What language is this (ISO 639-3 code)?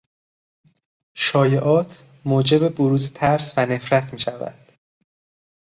fas